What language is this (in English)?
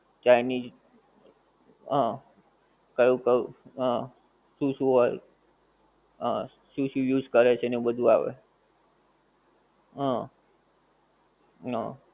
Gujarati